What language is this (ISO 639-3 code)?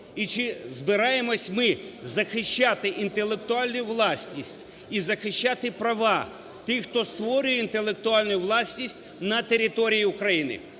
ukr